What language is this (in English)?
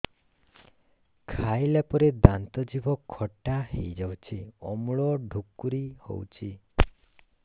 Odia